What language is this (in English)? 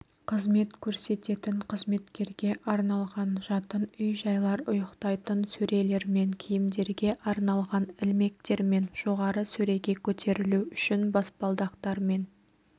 Kazakh